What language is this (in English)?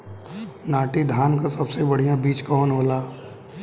Bhojpuri